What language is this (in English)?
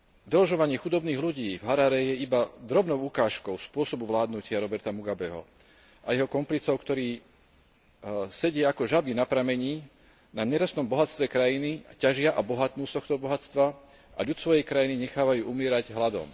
Slovak